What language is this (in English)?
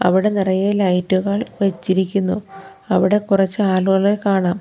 Malayalam